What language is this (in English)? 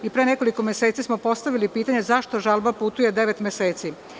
Serbian